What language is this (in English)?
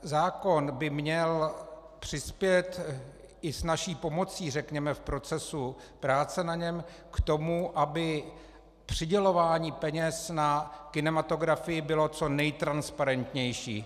Czech